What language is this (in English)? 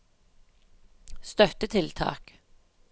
Norwegian